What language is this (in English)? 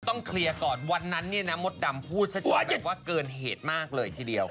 Thai